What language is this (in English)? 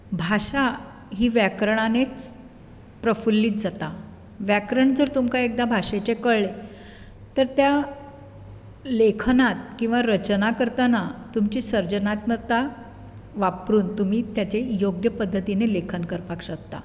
Konkani